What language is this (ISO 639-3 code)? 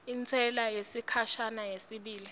ssw